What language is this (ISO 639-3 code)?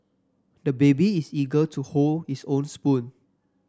eng